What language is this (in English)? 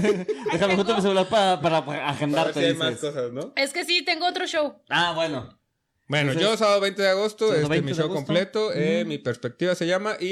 Spanish